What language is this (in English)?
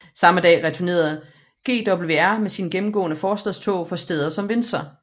Danish